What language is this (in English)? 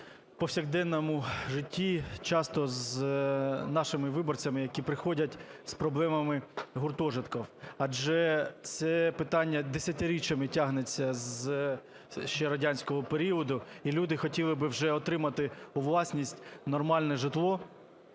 Ukrainian